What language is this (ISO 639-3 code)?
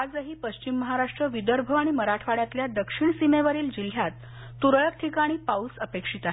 mar